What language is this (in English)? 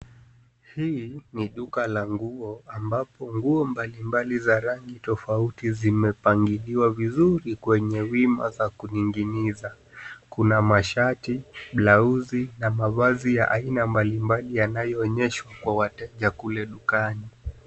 Swahili